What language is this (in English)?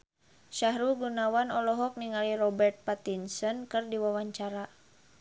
Sundanese